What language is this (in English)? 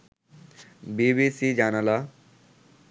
Bangla